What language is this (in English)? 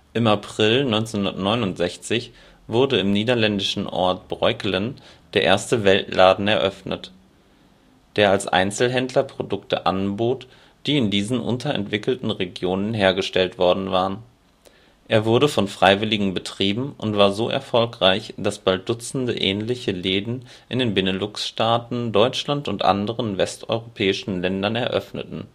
German